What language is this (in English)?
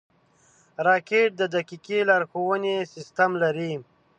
Pashto